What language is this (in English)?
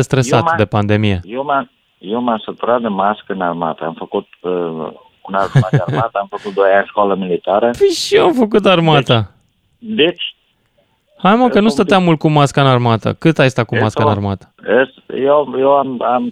Romanian